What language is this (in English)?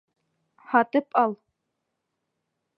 Bashkir